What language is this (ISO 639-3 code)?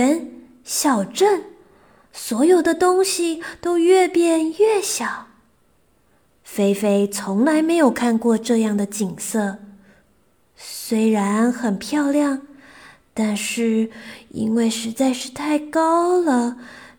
zho